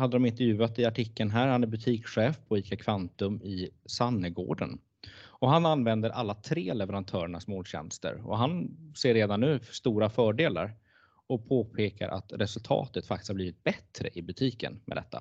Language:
Swedish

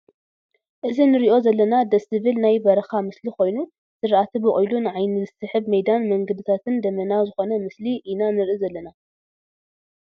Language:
Tigrinya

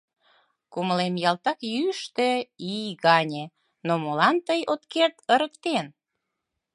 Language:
Mari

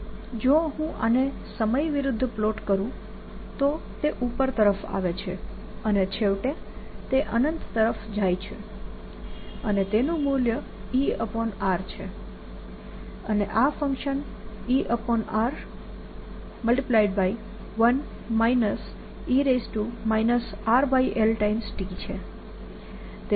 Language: Gujarati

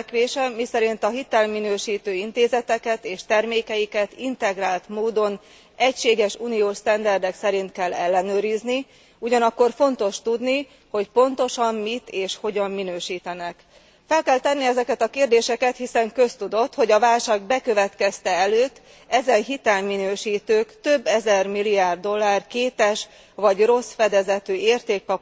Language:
Hungarian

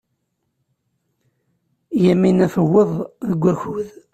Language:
Kabyle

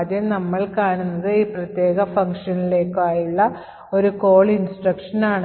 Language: Malayalam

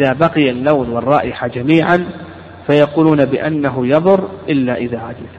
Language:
Arabic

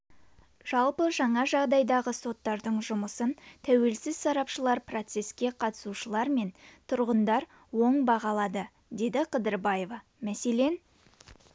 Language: Kazakh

